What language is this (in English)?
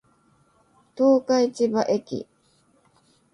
Japanese